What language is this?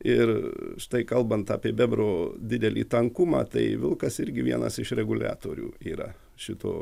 Lithuanian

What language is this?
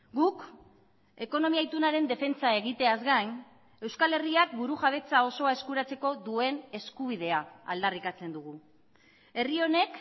Basque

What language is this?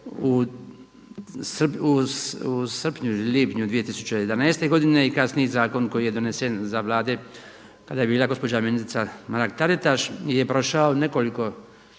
Croatian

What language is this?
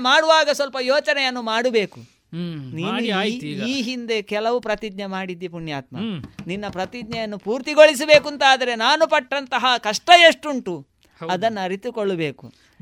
Kannada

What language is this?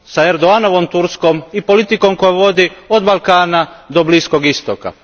Croatian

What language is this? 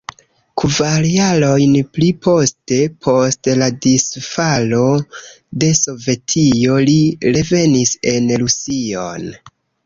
Esperanto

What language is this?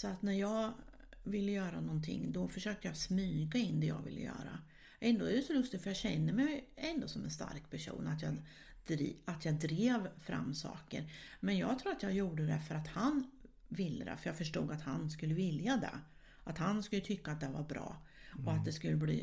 Swedish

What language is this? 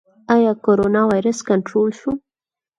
Pashto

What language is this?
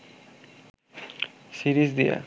Bangla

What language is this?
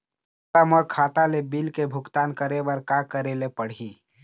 Chhattisgarhi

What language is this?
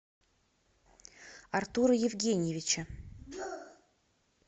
Russian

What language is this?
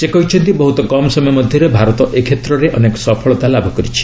Odia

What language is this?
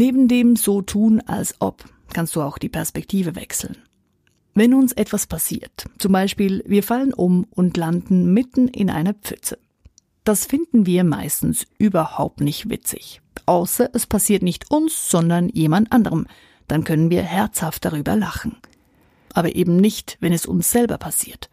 German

